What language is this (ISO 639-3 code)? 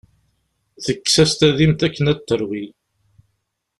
kab